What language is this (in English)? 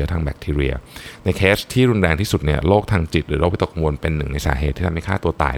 Thai